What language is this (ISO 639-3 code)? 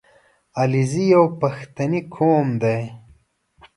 pus